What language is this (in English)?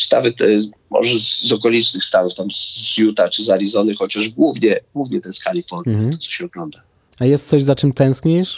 Polish